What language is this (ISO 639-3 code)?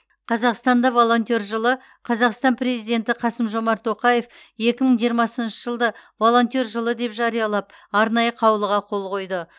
kaz